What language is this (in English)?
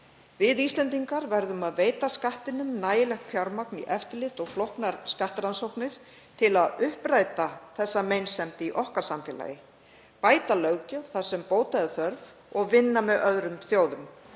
Icelandic